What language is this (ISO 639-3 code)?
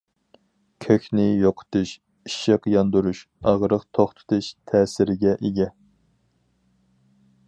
uig